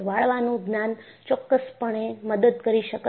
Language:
Gujarati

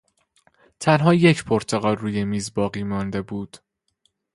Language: Persian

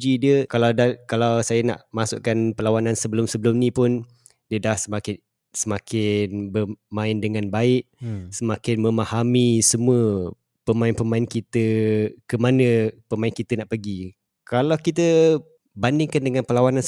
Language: Malay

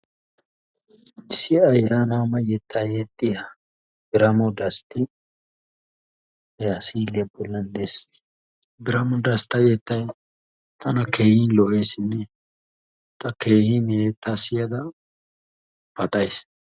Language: Wolaytta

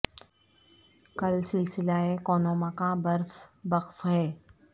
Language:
Urdu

